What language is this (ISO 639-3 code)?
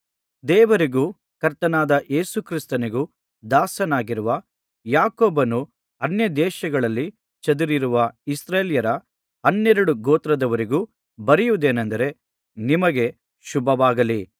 kan